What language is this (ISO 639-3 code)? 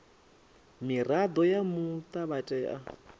ven